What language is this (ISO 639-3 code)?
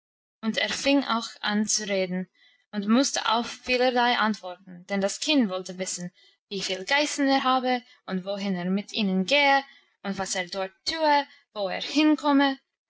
deu